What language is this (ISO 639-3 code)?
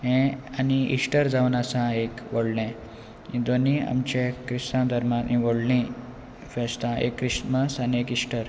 kok